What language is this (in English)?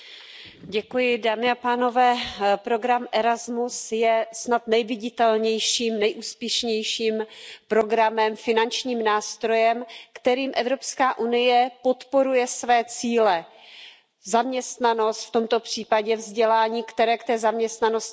Czech